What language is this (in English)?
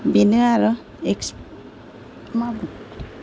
Bodo